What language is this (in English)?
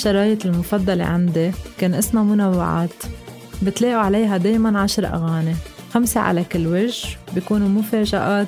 Arabic